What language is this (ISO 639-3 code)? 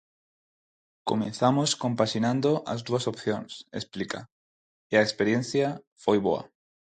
glg